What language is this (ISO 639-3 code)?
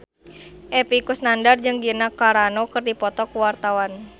sun